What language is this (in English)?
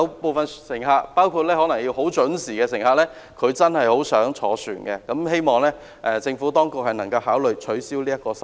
Cantonese